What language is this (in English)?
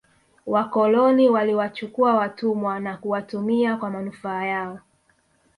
Swahili